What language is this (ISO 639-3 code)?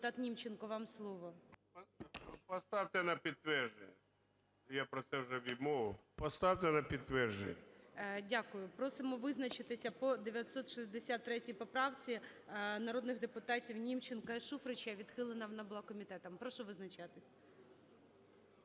ukr